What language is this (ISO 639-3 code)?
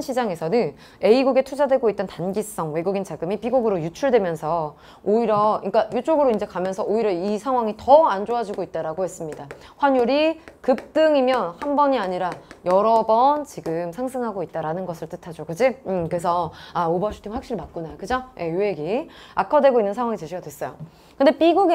kor